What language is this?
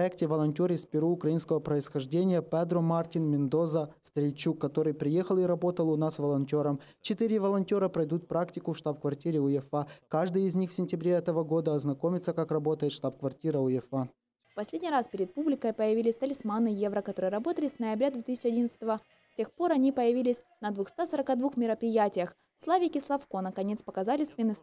Russian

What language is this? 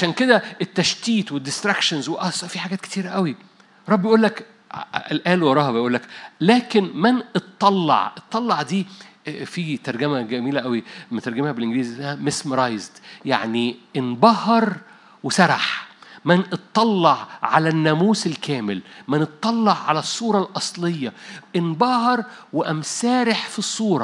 Arabic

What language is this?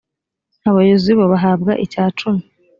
Kinyarwanda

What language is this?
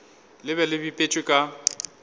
Northern Sotho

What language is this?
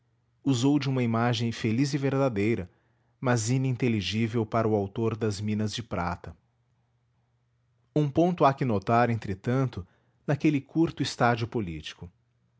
Portuguese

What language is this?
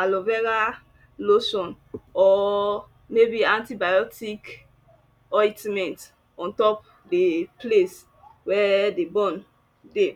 Nigerian Pidgin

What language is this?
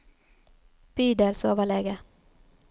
Norwegian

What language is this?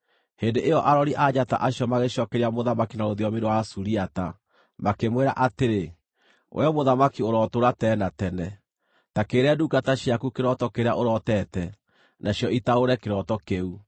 Kikuyu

